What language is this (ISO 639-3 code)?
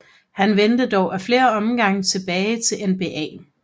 dan